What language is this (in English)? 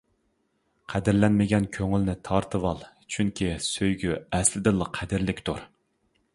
Uyghur